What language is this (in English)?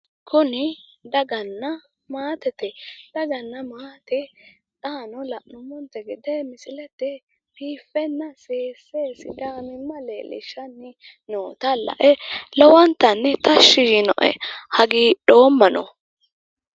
Sidamo